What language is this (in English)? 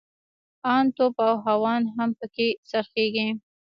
Pashto